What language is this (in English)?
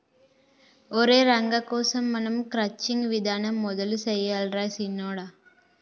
Telugu